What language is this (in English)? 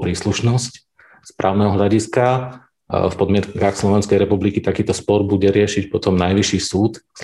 Slovak